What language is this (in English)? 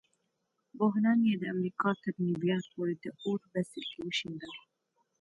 Pashto